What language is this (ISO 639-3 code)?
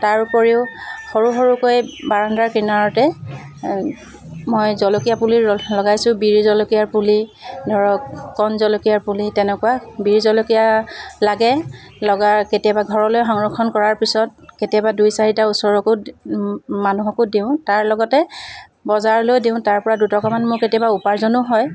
asm